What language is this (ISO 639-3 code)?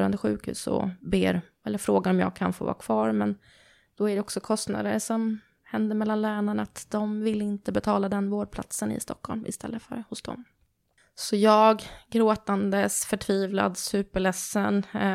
swe